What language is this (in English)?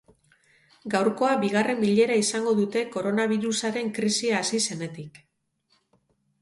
Basque